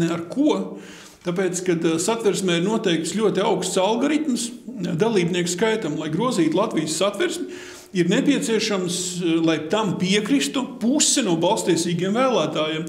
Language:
Latvian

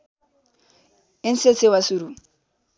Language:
Nepali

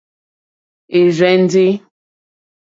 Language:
Mokpwe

